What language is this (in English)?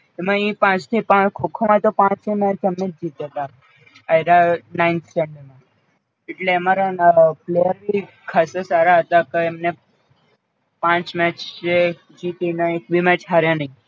Gujarati